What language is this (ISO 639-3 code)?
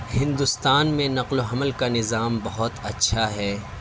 urd